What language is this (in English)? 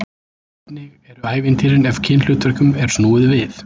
Icelandic